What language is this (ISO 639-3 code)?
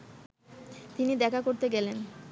ben